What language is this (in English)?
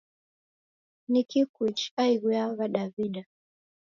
Taita